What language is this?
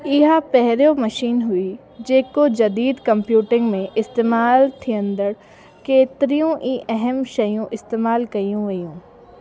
Sindhi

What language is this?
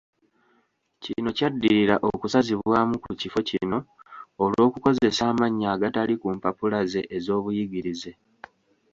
Ganda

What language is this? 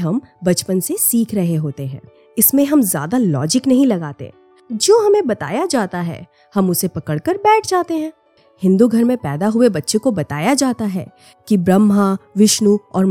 Hindi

